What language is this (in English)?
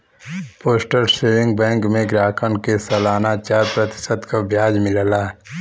Bhojpuri